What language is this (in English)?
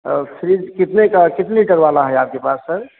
Hindi